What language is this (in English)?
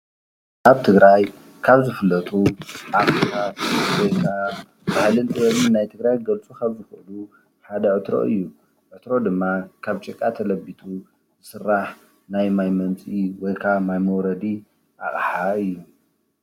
Tigrinya